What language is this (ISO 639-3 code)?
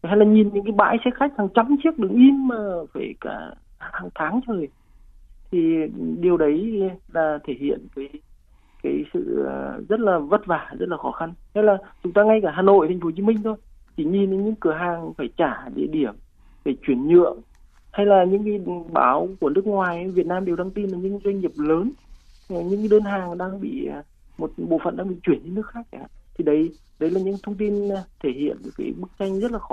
vie